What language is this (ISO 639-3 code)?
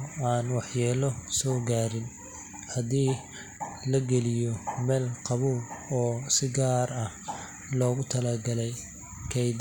som